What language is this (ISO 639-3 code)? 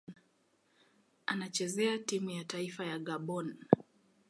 swa